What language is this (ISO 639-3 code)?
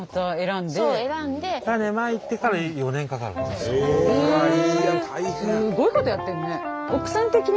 jpn